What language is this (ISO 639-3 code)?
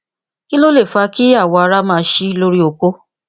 yor